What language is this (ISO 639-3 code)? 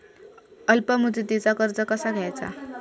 mar